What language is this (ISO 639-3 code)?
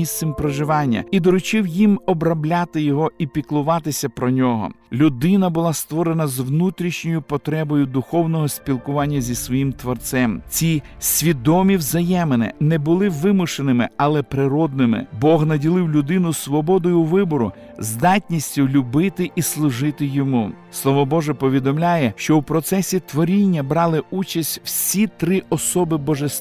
ukr